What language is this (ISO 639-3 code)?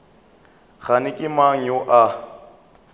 nso